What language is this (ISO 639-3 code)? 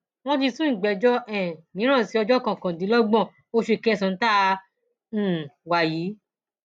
yor